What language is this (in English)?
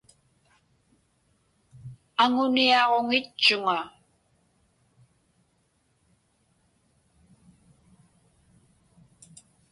Inupiaq